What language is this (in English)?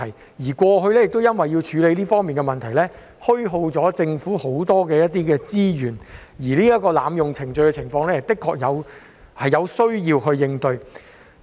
Cantonese